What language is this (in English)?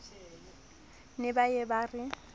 Southern Sotho